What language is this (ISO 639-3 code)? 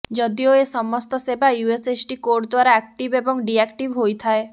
ori